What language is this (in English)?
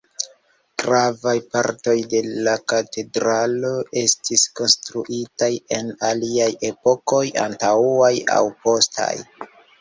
Esperanto